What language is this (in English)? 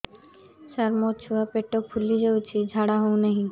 Odia